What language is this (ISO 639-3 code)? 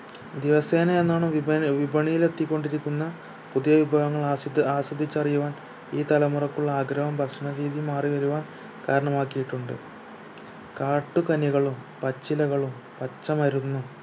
mal